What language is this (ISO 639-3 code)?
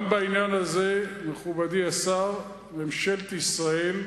heb